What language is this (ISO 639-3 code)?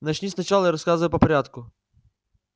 rus